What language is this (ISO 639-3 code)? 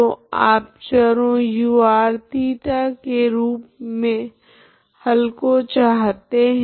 hin